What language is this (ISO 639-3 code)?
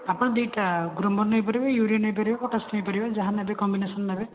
ori